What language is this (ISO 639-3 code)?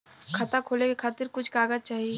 bho